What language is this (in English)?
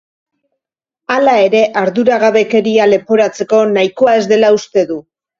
Basque